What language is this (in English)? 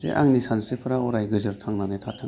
Bodo